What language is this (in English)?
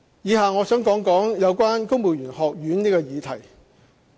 Cantonese